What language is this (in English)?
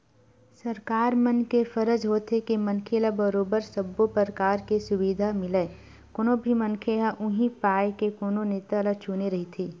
Chhattisgarhi